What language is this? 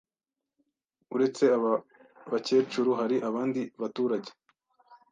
Kinyarwanda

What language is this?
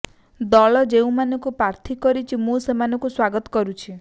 Odia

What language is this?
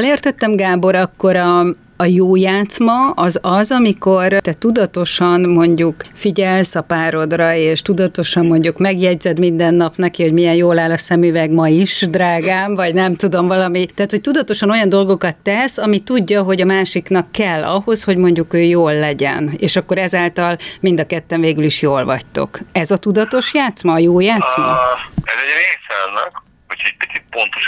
Hungarian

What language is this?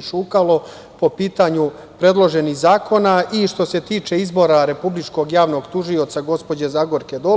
Serbian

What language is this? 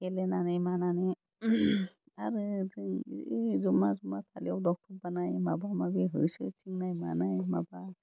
Bodo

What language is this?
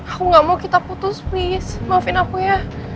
Indonesian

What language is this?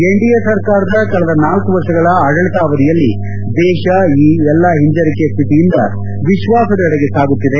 Kannada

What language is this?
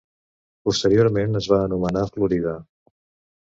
Catalan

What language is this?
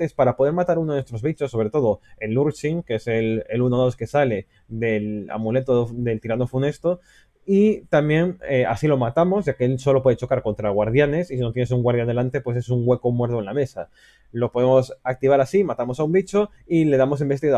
Spanish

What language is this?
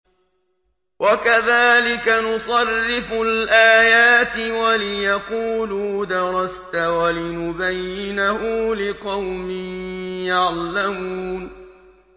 Arabic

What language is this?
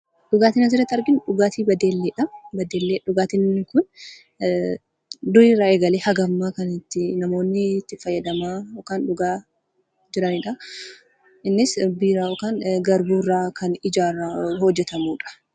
Oromo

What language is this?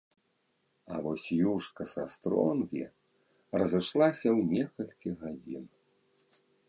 Belarusian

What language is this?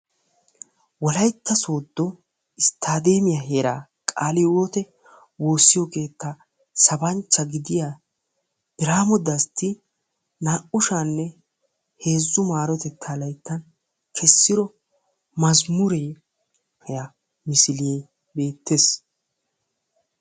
Wolaytta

